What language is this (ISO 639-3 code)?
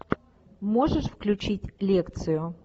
rus